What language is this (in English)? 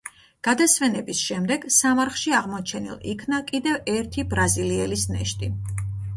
Georgian